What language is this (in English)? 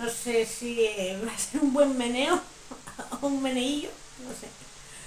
Spanish